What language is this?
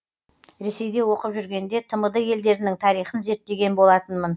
Kazakh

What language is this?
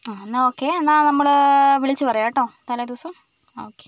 Malayalam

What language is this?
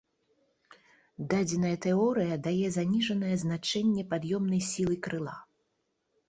Belarusian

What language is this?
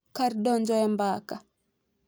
Luo (Kenya and Tanzania)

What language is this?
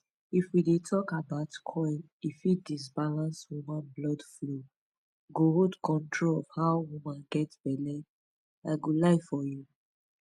Nigerian Pidgin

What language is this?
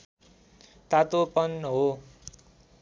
Nepali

